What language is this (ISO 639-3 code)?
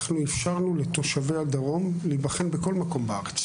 heb